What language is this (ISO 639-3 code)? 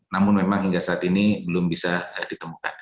ind